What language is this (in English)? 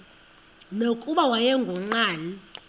Xhosa